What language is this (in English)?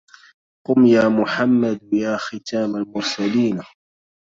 Arabic